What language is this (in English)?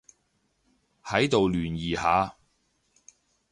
Cantonese